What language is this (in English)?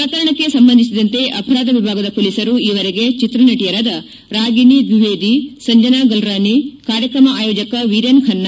Kannada